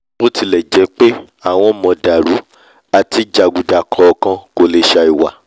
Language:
Yoruba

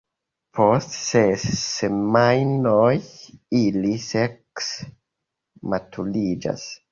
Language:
Esperanto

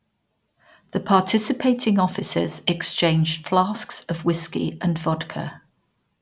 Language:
English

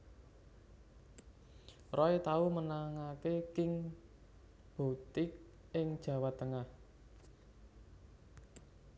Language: Javanese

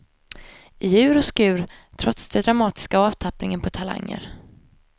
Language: Swedish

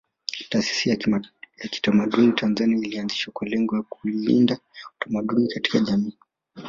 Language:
Swahili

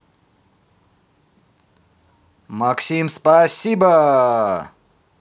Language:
Russian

